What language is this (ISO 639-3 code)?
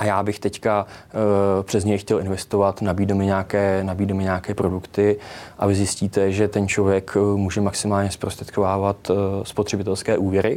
ces